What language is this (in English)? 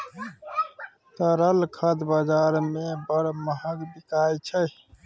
Maithili